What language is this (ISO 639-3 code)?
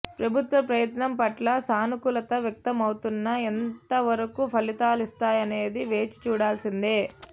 tel